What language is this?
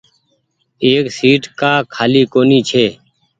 Goaria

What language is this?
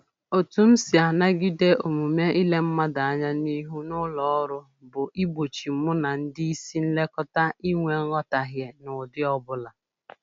Igbo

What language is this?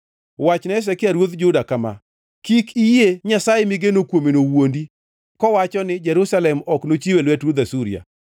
Luo (Kenya and Tanzania)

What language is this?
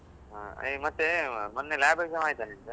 Kannada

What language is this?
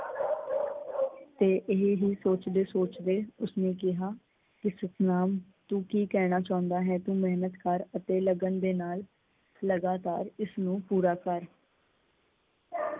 Punjabi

